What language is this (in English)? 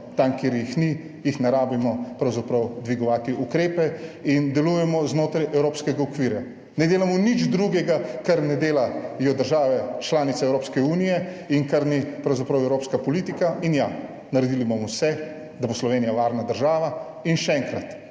Slovenian